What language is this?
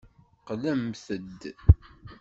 Kabyle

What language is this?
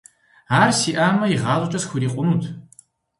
Kabardian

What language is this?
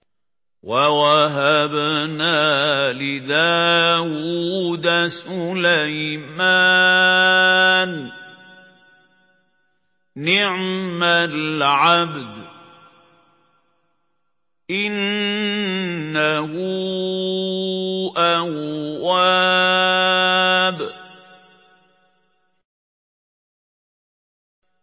Arabic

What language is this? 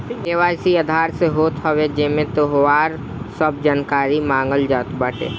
Bhojpuri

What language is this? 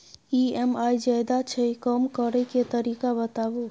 Maithili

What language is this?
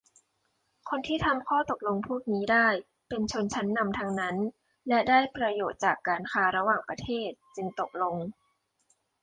Thai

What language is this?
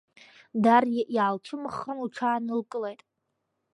Abkhazian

